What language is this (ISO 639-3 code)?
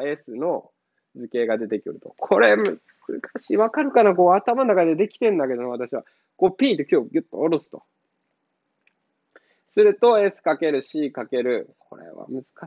jpn